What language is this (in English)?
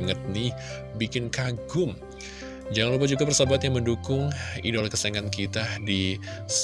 Indonesian